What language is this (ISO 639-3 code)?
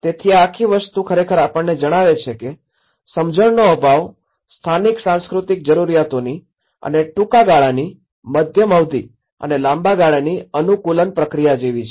guj